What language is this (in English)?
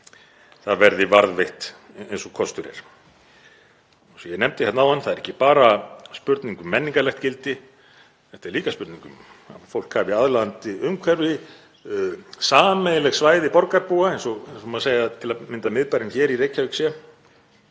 Icelandic